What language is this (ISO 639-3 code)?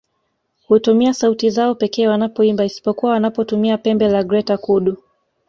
swa